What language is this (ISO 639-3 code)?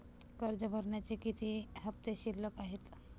mar